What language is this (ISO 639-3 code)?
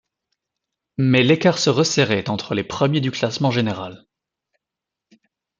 fra